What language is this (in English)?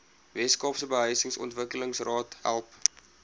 Afrikaans